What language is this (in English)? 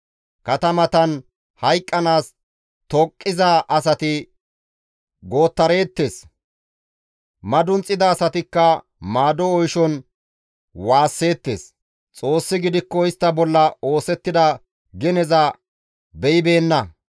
Gamo